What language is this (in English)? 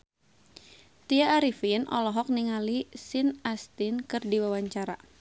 Sundanese